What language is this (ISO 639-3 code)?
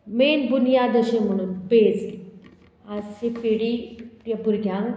kok